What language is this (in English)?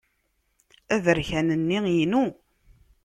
Kabyle